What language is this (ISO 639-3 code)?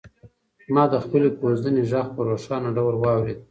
pus